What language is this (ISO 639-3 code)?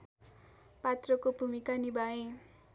nep